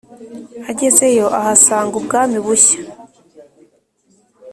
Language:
Kinyarwanda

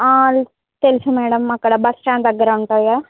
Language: Telugu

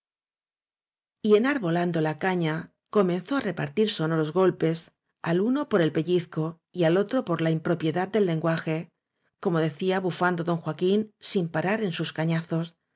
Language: Spanish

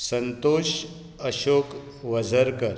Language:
Konkani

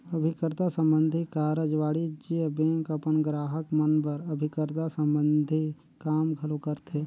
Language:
Chhattisgarhi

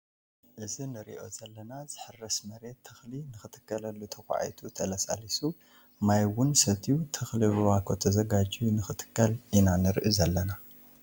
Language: Tigrinya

